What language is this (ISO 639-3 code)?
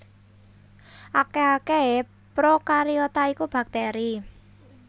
jav